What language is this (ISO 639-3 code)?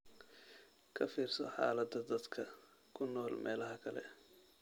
som